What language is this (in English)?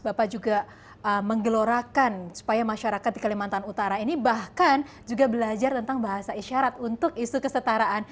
Indonesian